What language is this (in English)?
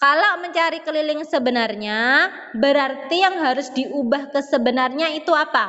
Indonesian